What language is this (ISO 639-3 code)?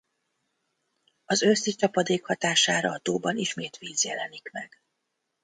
hun